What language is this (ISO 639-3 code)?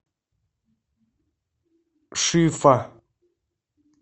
rus